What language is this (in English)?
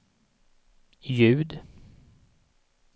Swedish